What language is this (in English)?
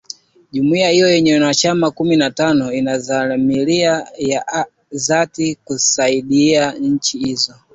Swahili